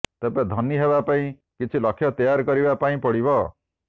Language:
Odia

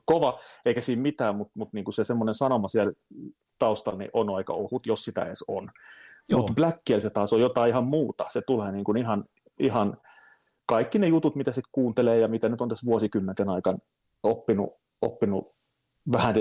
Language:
Finnish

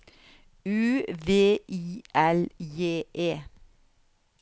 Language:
Norwegian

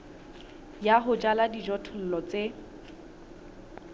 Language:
Southern Sotho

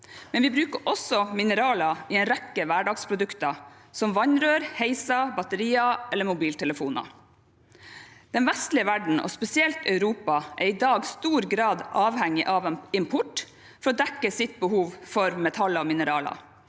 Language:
Norwegian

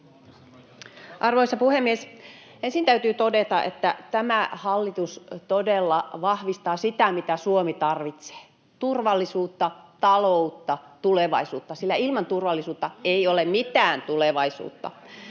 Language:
Finnish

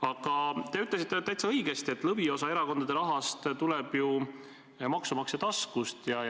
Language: Estonian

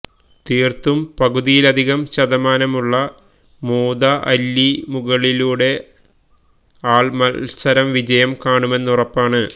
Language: Malayalam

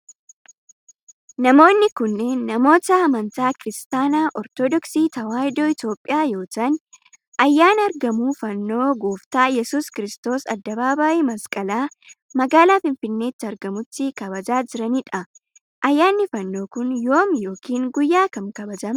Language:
Oromo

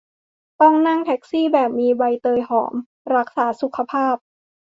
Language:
Thai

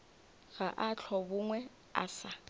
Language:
Northern Sotho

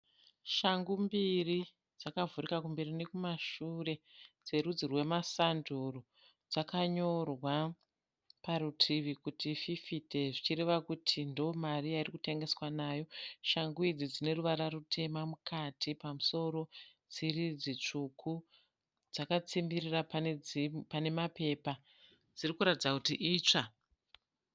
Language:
Shona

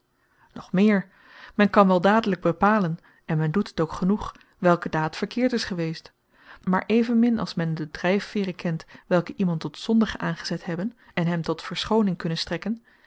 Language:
Dutch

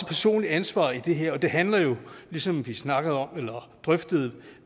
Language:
Danish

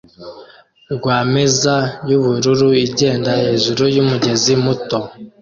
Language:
Kinyarwanda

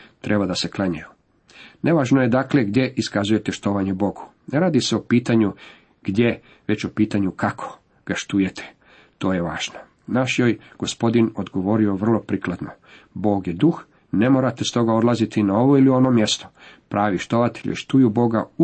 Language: Croatian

